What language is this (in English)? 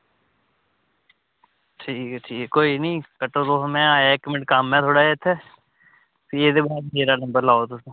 Dogri